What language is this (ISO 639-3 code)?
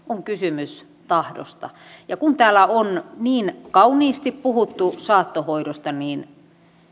fin